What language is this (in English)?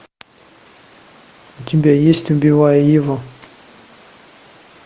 Russian